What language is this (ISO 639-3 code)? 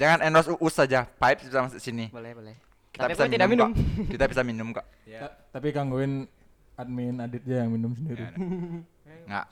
ind